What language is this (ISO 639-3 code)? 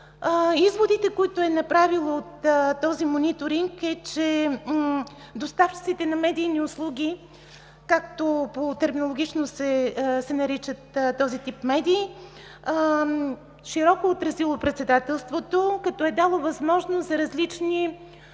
bul